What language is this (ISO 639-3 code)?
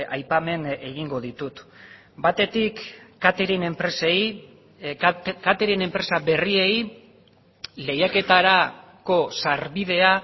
eus